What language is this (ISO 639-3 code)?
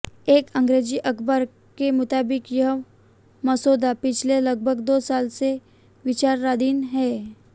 hin